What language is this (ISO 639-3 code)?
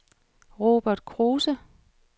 dan